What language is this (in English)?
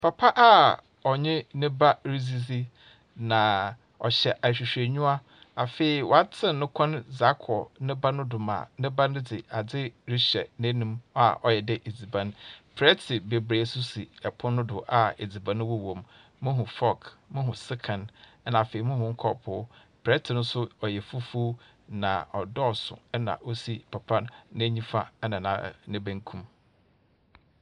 Akan